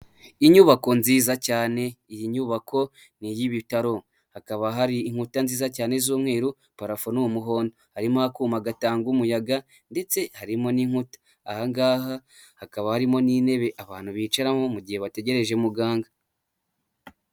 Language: Kinyarwanda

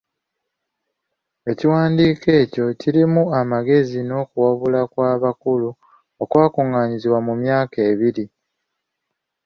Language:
Ganda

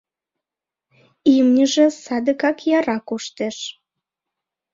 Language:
Mari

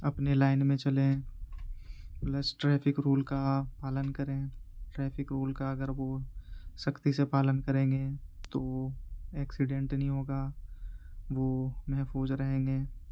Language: Urdu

